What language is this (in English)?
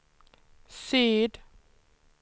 Swedish